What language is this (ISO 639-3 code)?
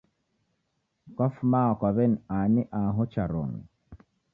dav